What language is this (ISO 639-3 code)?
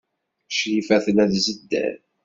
kab